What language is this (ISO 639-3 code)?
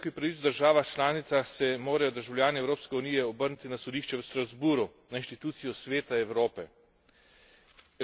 slv